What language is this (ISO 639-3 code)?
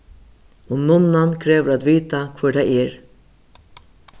fao